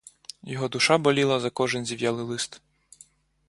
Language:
Ukrainian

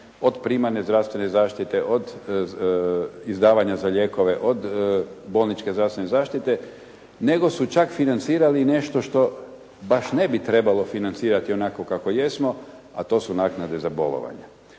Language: Croatian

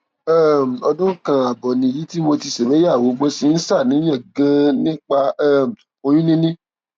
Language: Yoruba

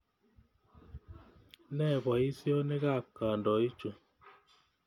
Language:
Kalenjin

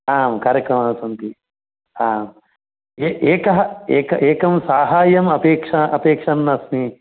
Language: Sanskrit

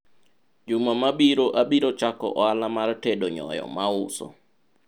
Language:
Luo (Kenya and Tanzania)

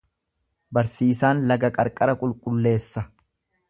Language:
Oromo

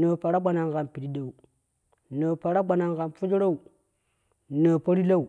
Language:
Kushi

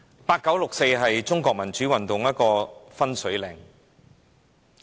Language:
Cantonese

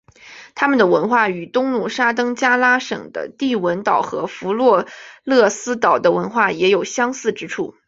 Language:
Chinese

